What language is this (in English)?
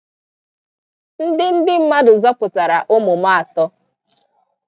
Igbo